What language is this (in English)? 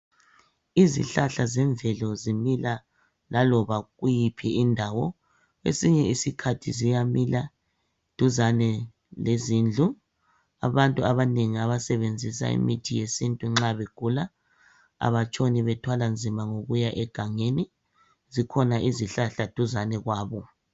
North Ndebele